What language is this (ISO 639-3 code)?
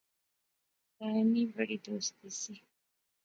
phr